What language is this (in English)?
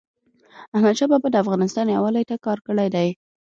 Pashto